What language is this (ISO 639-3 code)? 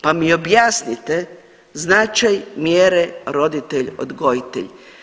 hrv